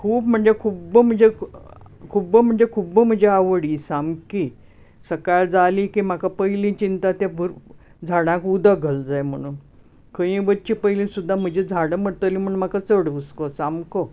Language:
Konkani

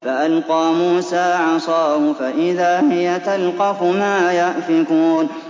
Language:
Arabic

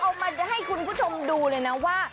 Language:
Thai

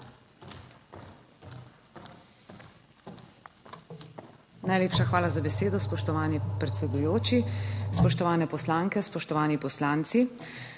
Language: Slovenian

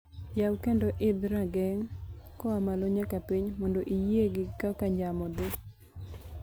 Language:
Luo (Kenya and Tanzania)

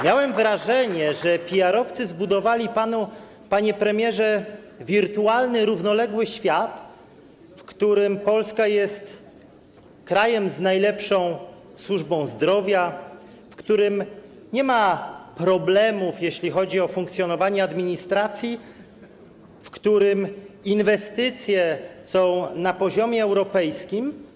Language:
Polish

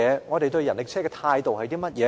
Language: Cantonese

